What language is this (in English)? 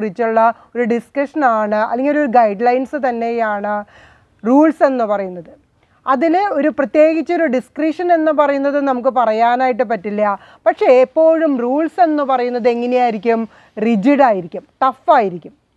Turkish